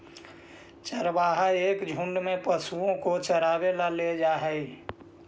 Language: Magahi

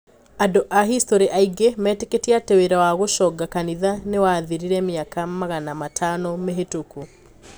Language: Kikuyu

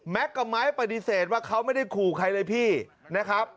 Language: Thai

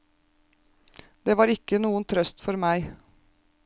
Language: Norwegian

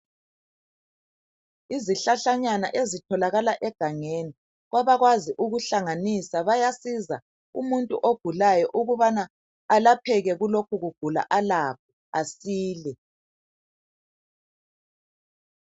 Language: North Ndebele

